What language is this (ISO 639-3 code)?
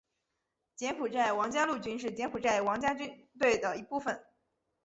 zho